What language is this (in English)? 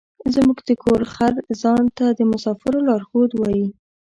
Pashto